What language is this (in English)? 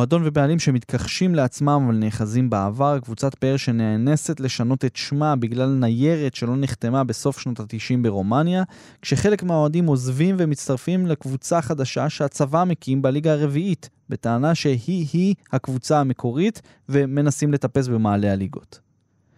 Hebrew